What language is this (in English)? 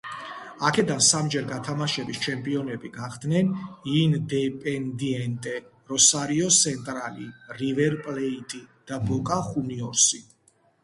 Georgian